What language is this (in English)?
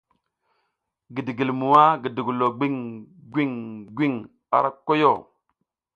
South Giziga